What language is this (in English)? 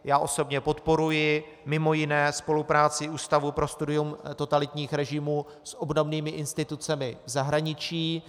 Czech